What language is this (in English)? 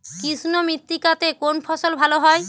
Bangla